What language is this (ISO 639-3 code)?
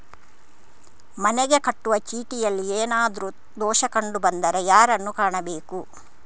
kan